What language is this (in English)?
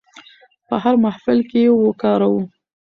Pashto